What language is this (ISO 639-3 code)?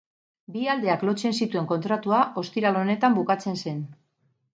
eus